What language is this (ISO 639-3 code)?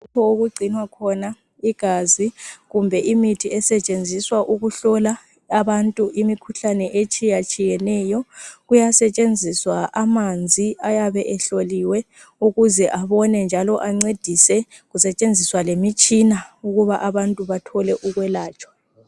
nde